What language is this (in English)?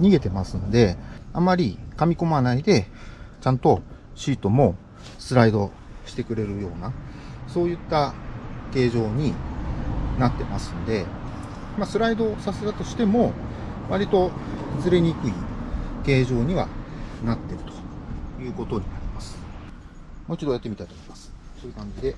Japanese